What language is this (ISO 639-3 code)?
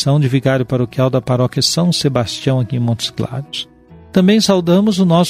por